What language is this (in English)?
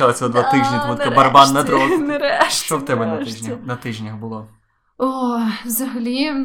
Ukrainian